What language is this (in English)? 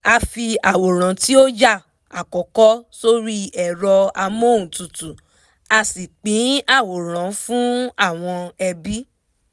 Yoruba